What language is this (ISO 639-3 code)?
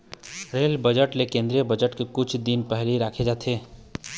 hne